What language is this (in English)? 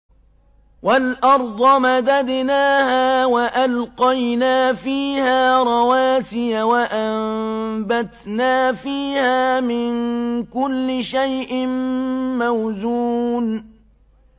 Arabic